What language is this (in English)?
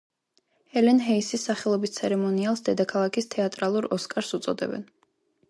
Georgian